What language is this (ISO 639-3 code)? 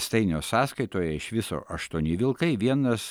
lit